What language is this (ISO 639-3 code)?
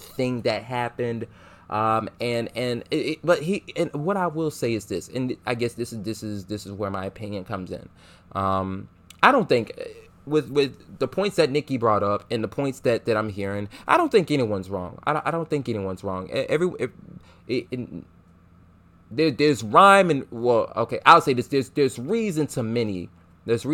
eng